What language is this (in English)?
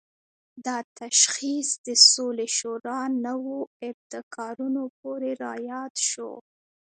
Pashto